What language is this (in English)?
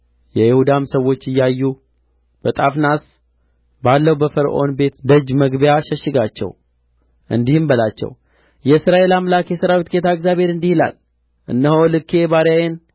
Amharic